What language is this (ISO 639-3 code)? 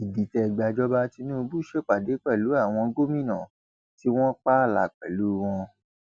yor